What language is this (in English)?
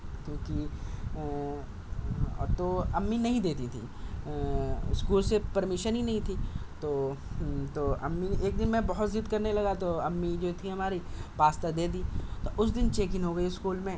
Urdu